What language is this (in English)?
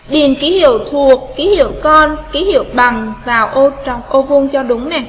Vietnamese